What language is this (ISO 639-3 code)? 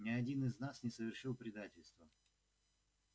rus